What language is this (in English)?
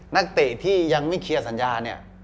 Thai